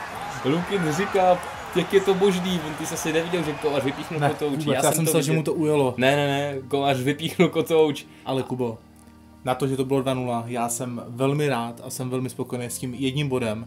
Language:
Czech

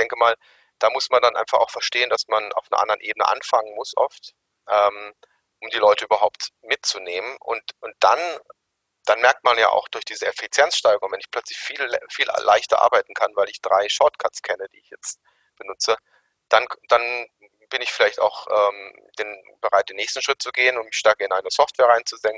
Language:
German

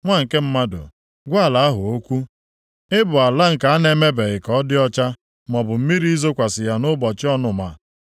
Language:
Igbo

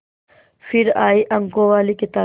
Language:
Hindi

